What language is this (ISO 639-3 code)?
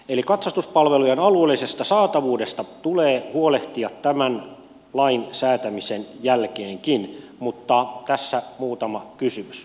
fin